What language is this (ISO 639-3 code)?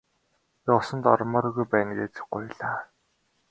mon